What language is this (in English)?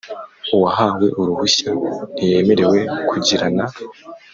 Kinyarwanda